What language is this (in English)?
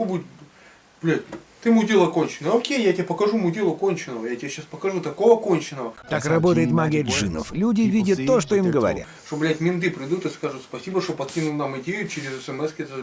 Russian